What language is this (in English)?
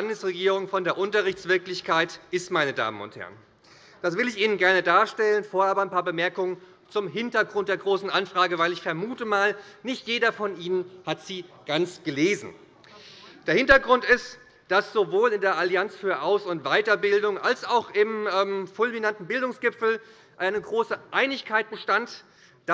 German